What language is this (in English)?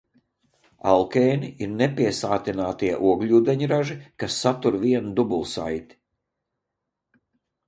Latvian